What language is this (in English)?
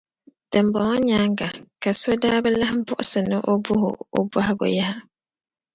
Dagbani